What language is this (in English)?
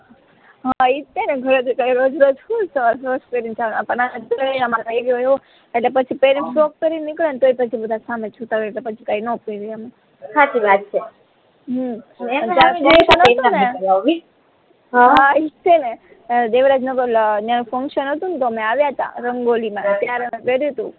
Gujarati